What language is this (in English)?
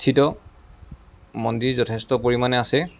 Assamese